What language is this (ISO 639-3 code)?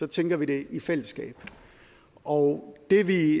dan